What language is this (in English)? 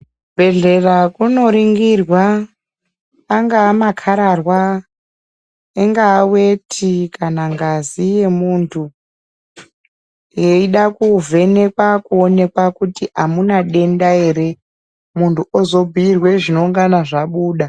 Ndau